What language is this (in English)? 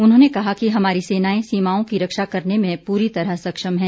Hindi